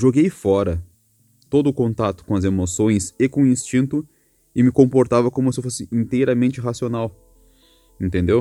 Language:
Portuguese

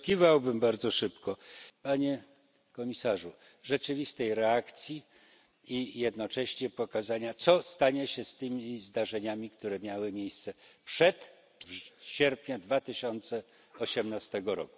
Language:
Polish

